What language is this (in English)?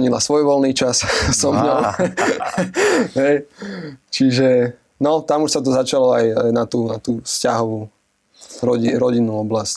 Slovak